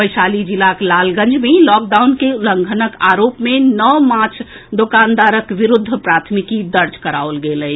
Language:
Maithili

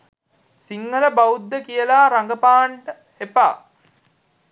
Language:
Sinhala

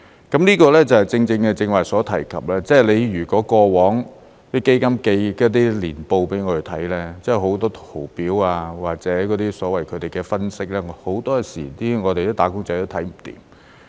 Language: Cantonese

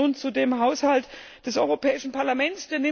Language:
German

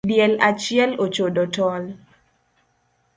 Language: Luo (Kenya and Tanzania)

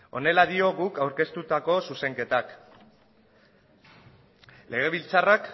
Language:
Basque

